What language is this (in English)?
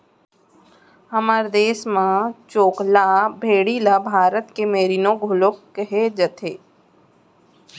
Chhattisgarhi